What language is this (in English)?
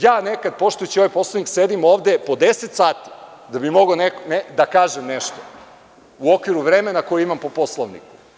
Serbian